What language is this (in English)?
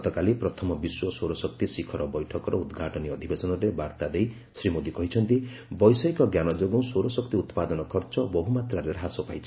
Odia